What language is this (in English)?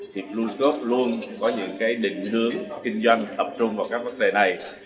Vietnamese